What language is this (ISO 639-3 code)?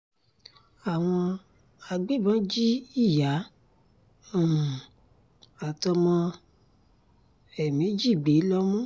yor